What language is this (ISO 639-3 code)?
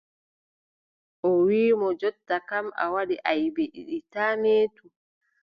fub